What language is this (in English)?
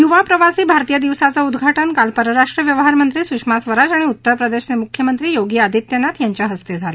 Marathi